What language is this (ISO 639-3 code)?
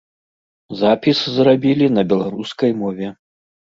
bel